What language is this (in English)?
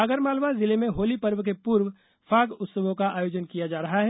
Hindi